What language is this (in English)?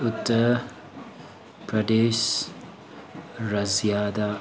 Manipuri